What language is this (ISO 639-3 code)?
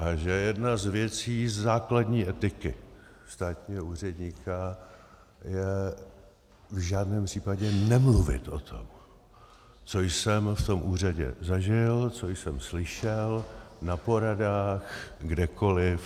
ces